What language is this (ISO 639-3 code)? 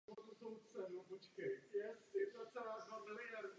ces